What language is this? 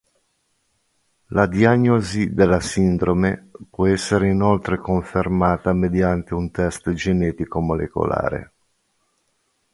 Italian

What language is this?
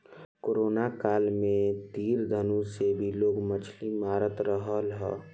Bhojpuri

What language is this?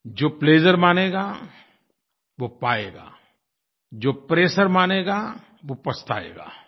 Hindi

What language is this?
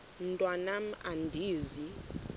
Xhosa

